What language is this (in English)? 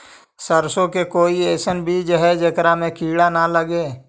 Magahi